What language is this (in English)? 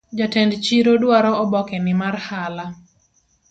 Luo (Kenya and Tanzania)